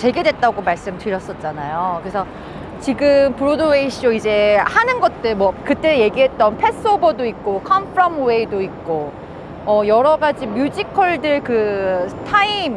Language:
Korean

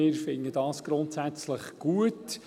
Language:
Swiss German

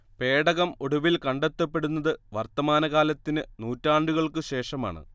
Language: Malayalam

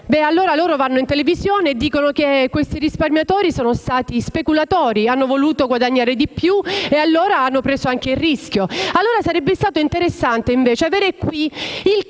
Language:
Italian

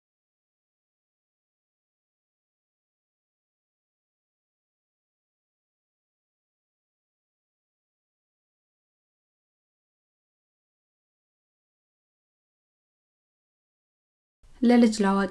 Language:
Amharic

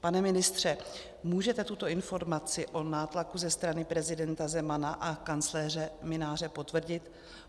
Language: Czech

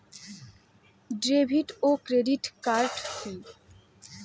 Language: Bangla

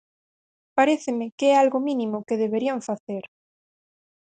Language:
Galician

